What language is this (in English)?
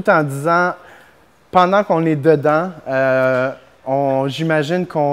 French